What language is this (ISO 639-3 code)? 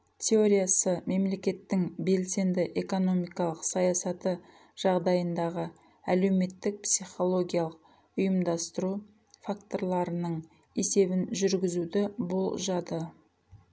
kaz